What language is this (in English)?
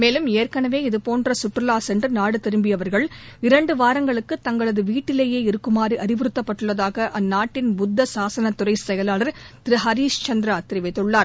Tamil